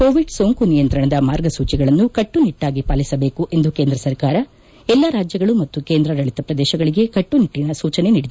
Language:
Kannada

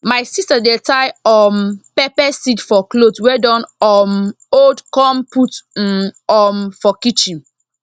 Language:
Nigerian Pidgin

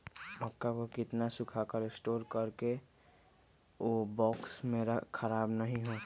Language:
Magahi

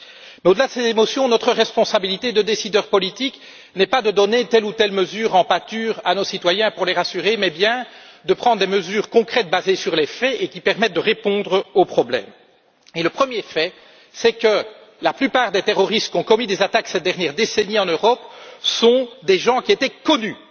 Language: French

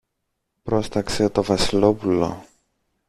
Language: Greek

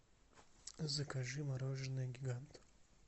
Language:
Russian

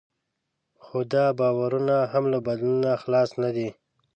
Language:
Pashto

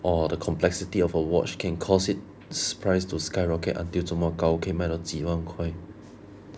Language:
English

